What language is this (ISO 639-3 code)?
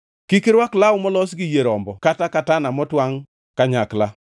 luo